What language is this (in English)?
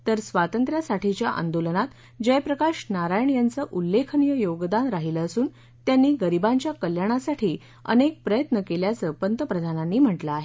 Marathi